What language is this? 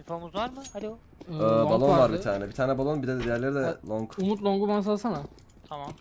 Turkish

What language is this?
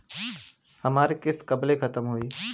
Bhojpuri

